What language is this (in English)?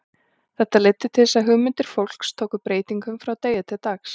Icelandic